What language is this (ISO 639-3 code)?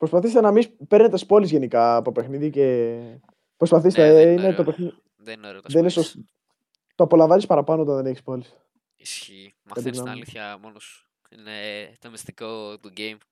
ell